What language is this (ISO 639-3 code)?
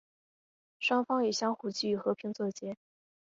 zho